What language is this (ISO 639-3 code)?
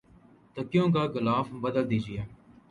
urd